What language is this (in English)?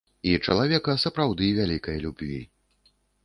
Belarusian